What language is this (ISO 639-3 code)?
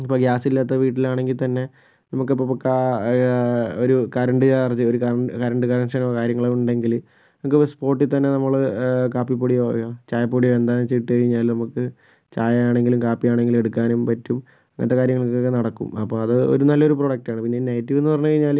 mal